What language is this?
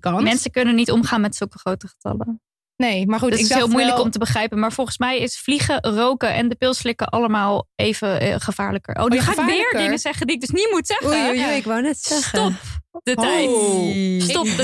Dutch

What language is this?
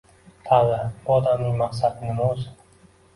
Uzbek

